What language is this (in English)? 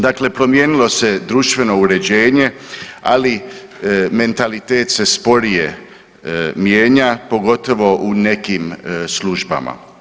Croatian